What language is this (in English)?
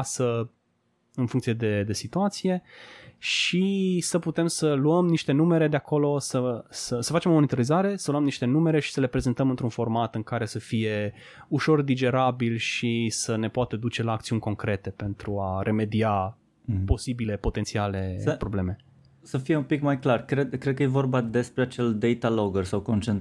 Romanian